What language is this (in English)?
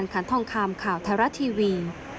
Thai